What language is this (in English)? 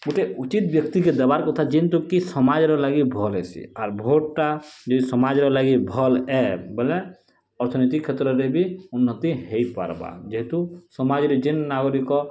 Odia